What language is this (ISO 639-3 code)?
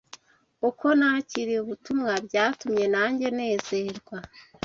kin